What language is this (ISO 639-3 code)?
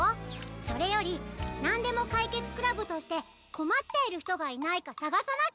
jpn